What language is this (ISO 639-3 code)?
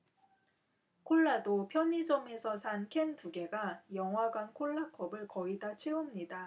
kor